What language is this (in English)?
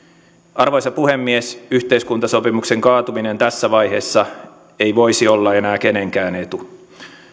Finnish